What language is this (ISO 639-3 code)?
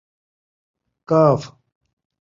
skr